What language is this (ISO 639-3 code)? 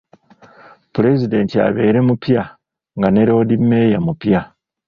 lug